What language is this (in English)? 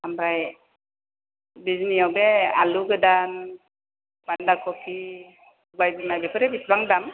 Bodo